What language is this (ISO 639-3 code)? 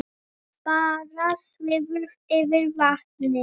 isl